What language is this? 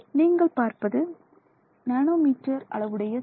Tamil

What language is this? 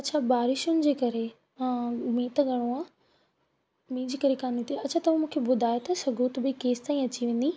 Sindhi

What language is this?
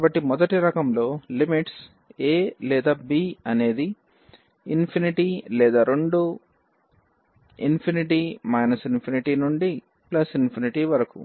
Telugu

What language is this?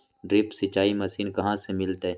Magahi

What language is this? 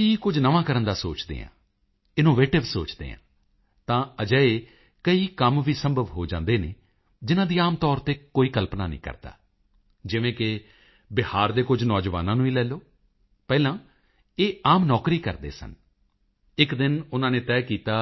Punjabi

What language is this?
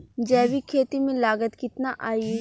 Bhojpuri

